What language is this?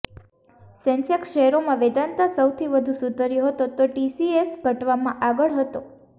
Gujarati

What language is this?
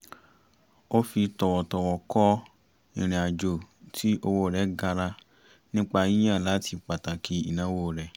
Yoruba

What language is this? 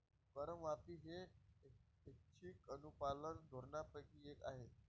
Marathi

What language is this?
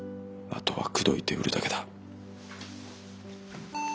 Japanese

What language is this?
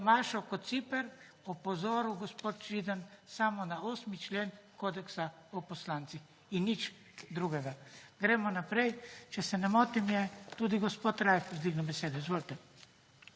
Slovenian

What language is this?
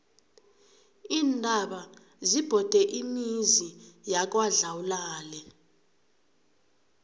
South Ndebele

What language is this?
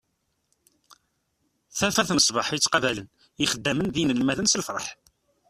Kabyle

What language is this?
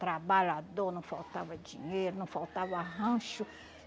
Portuguese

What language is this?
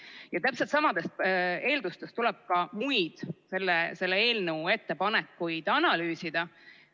Estonian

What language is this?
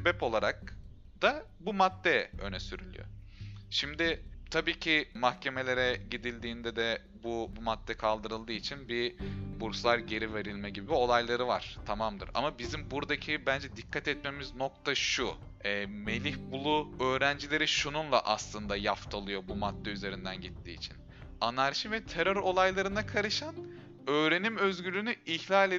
Turkish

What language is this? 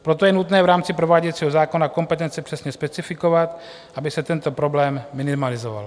Czech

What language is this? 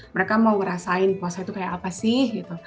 Indonesian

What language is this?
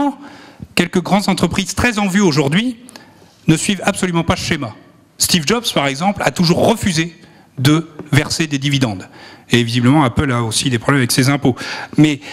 French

